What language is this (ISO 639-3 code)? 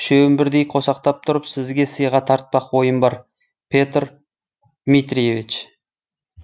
kaz